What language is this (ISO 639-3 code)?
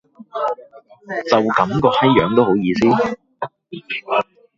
yue